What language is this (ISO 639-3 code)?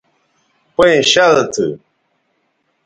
btv